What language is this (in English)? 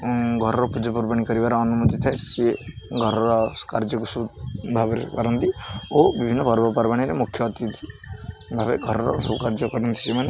Odia